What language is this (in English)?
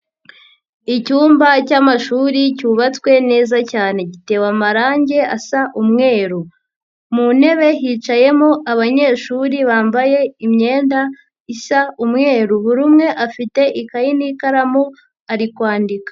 Kinyarwanda